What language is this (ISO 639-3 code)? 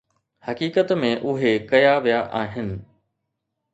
snd